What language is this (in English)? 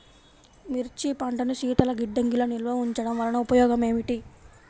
Telugu